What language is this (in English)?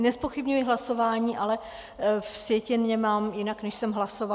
Czech